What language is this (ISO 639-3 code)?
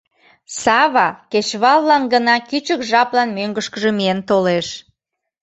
chm